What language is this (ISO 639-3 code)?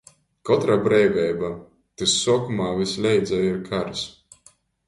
ltg